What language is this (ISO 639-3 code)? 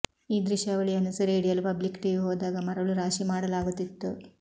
kan